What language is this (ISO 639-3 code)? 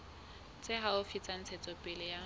sot